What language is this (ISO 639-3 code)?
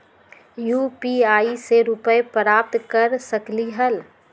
mag